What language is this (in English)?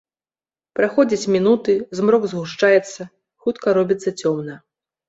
Belarusian